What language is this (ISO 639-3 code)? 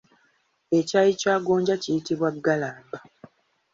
lug